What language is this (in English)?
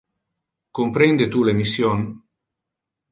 Interlingua